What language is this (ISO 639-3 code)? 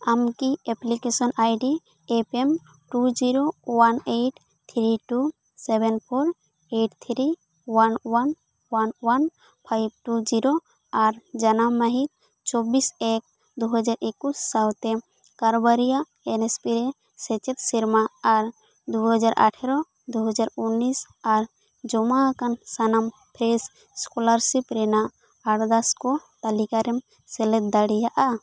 sat